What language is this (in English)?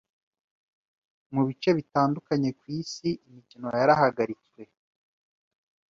Kinyarwanda